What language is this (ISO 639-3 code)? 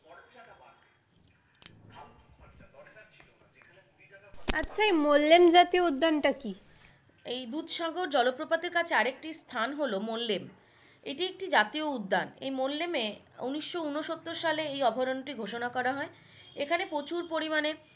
ben